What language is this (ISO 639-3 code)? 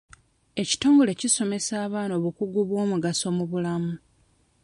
lug